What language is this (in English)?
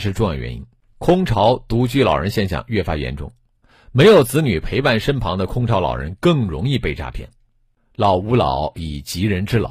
Chinese